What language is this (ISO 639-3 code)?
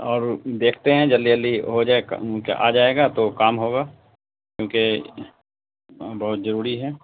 urd